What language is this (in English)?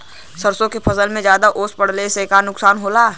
Bhojpuri